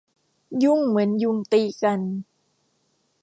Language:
Thai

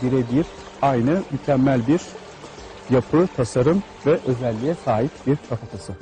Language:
Turkish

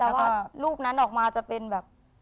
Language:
Thai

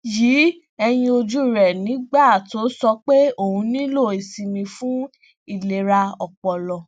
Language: Yoruba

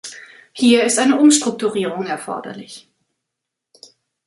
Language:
German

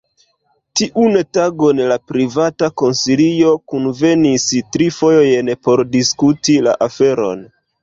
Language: Esperanto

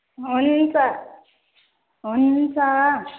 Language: Nepali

